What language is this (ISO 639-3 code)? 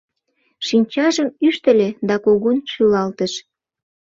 chm